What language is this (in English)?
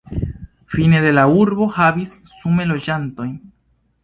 Esperanto